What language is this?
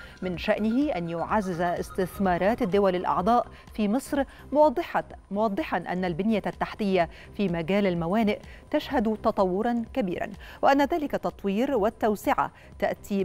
Arabic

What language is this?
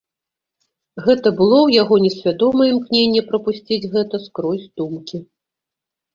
Belarusian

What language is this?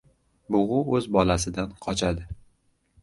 Uzbek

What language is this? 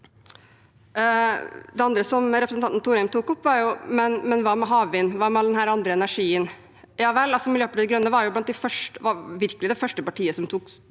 Norwegian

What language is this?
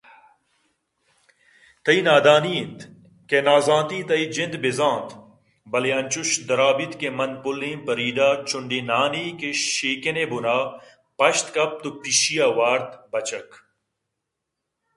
Eastern Balochi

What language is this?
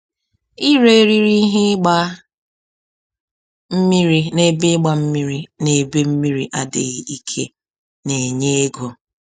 Igbo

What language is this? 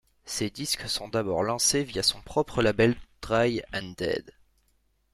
French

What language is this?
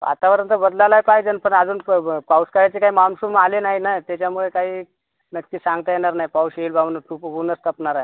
Marathi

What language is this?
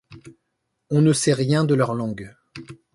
French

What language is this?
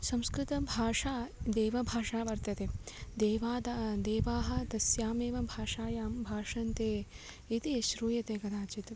Sanskrit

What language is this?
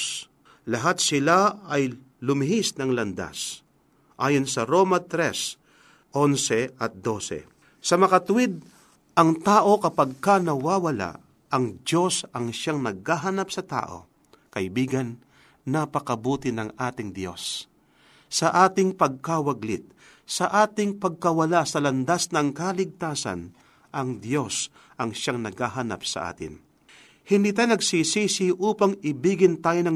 Filipino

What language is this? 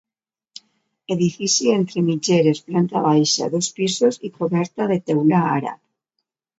Catalan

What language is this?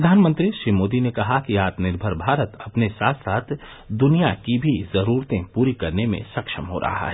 Hindi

